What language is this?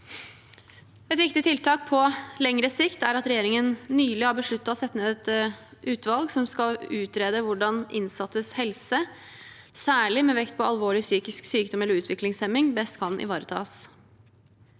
Norwegian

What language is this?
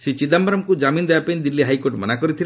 Odia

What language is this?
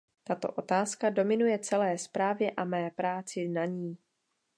Czech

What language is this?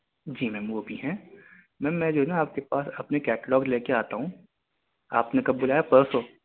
Urdu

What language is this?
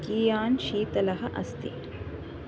Sanskrit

